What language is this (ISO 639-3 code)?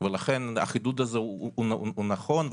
heb